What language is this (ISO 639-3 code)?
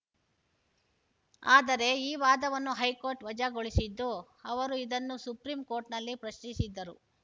kan